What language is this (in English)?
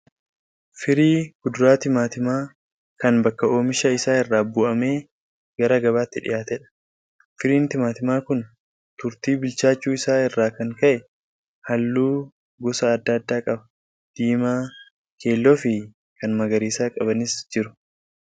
Oromo